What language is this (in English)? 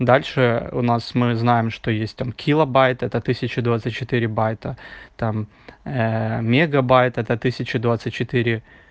Russian